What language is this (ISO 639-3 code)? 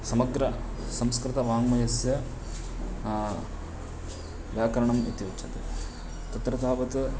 san